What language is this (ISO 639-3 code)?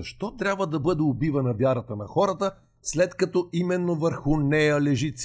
bul